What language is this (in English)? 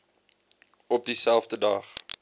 Afrikaans